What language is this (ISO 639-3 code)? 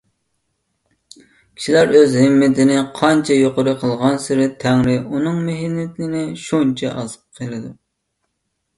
uig